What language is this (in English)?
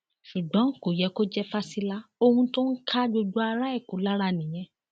Yoruba